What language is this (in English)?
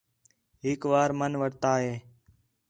Khetrani